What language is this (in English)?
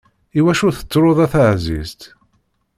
Kabyle